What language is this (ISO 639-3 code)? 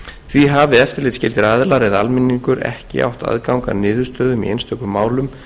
isl